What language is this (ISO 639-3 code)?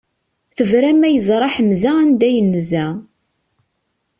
kab